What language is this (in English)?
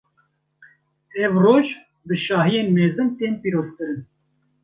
Kurdish